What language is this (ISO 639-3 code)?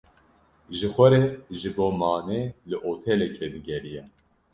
kur